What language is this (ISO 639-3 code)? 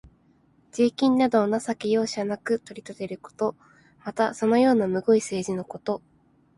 jpn